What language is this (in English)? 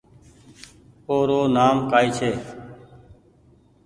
Goaria